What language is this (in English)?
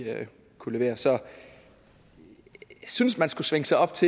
Danish